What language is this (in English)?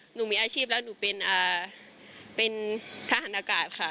Thai